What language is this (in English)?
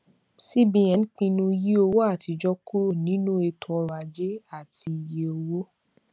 Yoruba